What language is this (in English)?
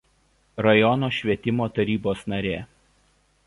Lithuanian